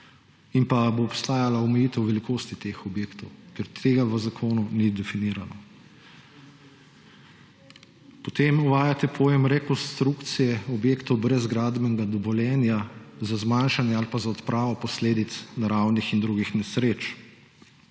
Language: Slovenian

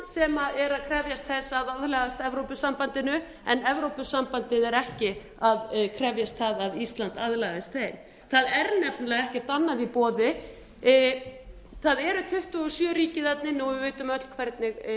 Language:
Icelandic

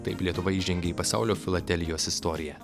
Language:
Lithuanian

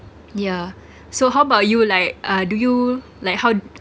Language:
English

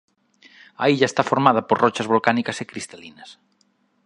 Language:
Galician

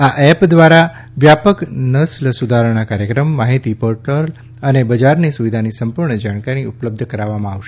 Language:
Gujarati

